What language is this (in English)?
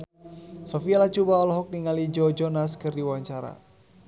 Sundanese